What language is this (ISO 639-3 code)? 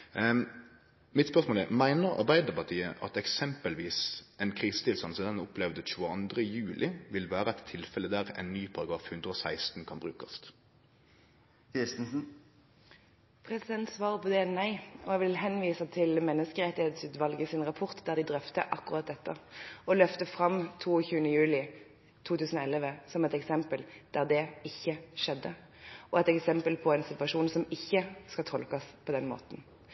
nor